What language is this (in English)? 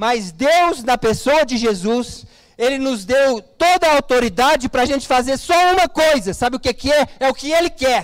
Portuguese